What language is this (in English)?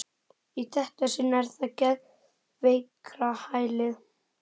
Icelandic